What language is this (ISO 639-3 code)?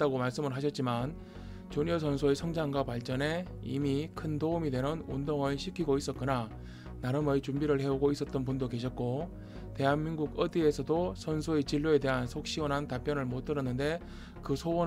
kor